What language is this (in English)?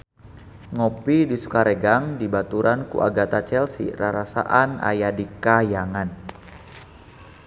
Sundanese